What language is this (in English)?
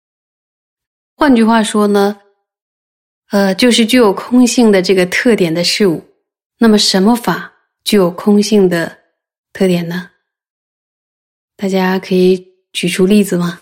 Chinese